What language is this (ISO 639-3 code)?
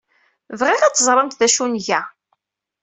kab